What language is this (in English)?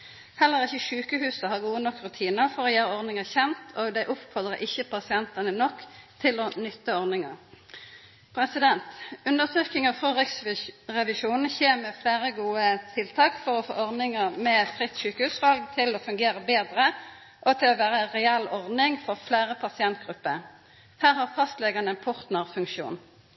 Norwegian Nynorsk